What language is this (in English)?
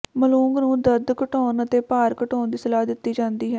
Punjabi